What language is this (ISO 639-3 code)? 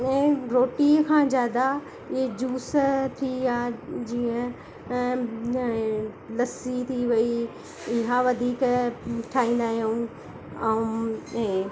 snd